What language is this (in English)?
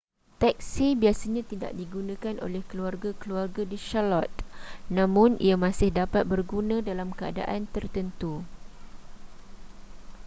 Malay